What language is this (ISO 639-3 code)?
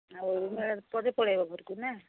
ori